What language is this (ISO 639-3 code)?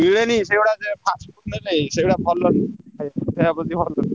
ori